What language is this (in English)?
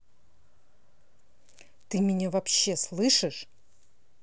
Russian